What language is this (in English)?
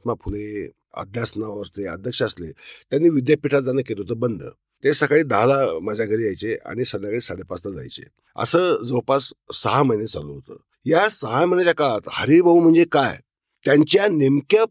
Marathi